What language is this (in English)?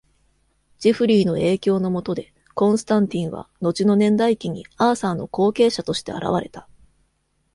Japanese